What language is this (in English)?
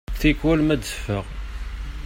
Kabyle